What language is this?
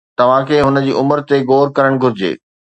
Sindhi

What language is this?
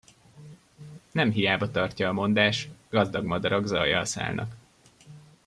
Hungarian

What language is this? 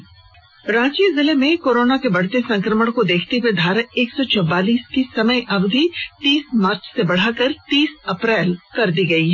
Hindi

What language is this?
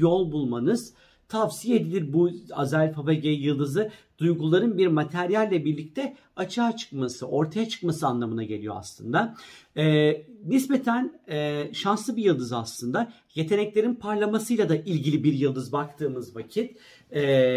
Turkish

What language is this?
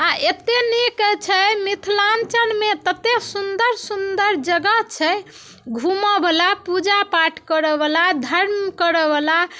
Maithili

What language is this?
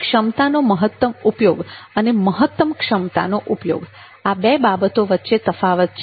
Gujarati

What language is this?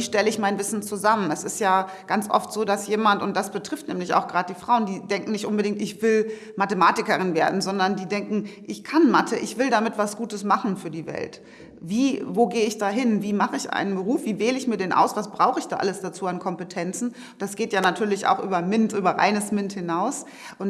German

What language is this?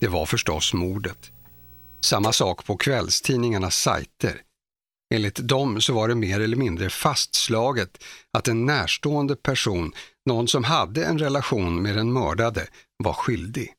Swedish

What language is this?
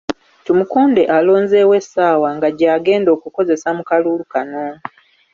Ganda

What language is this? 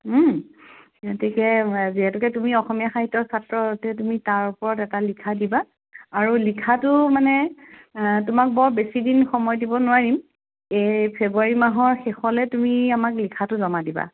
Assamese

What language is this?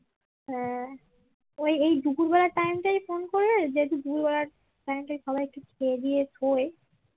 Bangla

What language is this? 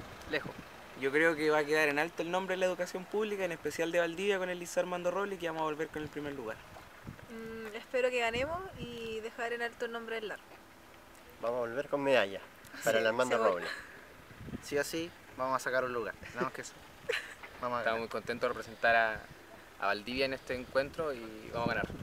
Spanish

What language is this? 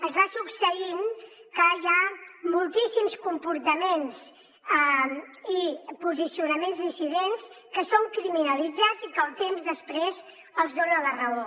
Catalan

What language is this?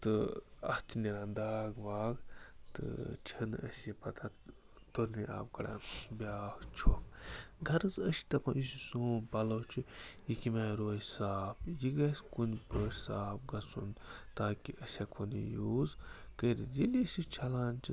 Kashmiri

